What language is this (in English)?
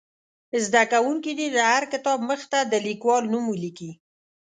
Pashto